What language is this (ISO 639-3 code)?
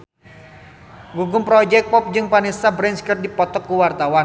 sun